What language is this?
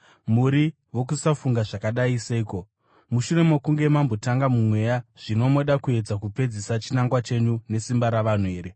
Shona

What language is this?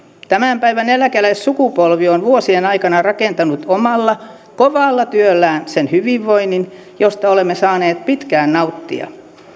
Finnish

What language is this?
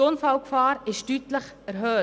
Swiss German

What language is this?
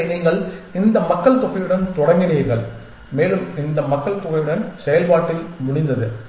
Tamil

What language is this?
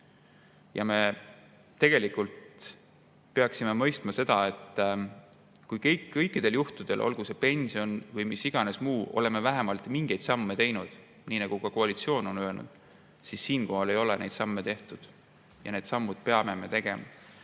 Estonian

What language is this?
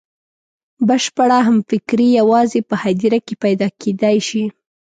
Pashto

